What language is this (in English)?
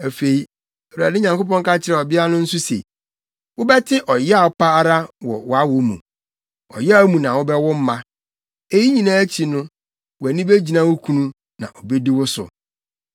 Akan